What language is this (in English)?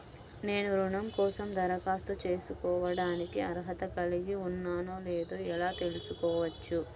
Telugu